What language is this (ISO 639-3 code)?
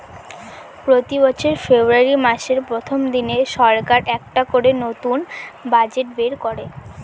ben